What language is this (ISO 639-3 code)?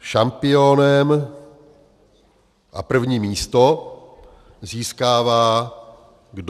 ces